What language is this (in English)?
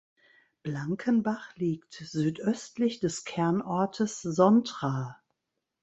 German